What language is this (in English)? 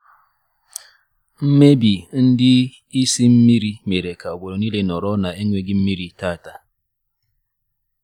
Igbo